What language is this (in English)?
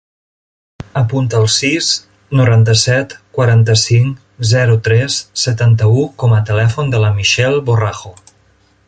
Catalan